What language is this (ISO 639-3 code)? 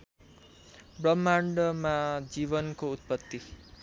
nep